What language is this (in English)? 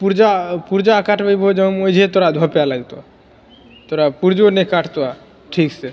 Maithili